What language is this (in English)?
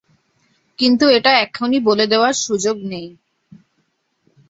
Bangla